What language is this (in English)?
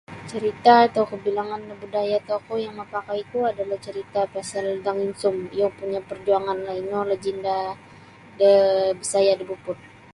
Sabah Bisaya